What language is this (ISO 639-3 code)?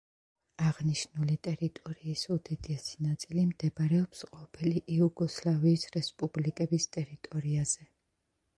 kat